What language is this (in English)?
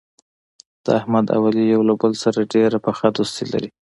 Pashto